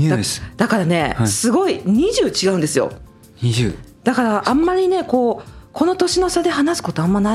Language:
Japanese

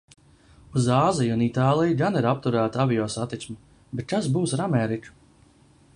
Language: Latvian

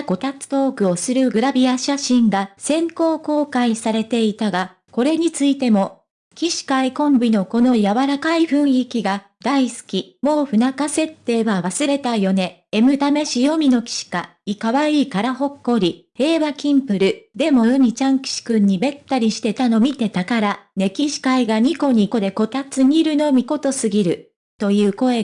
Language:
Japanese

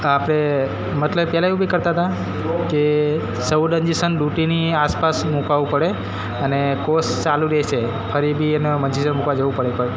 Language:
Gujarati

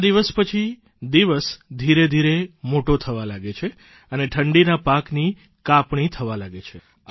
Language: Gujarati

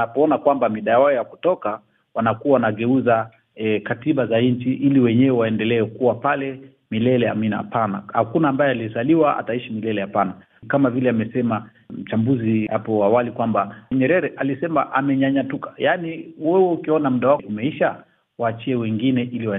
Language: Swahili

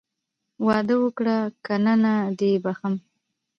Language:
Pashto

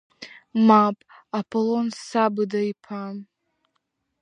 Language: Abkhazian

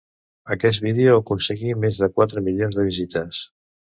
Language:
Catalan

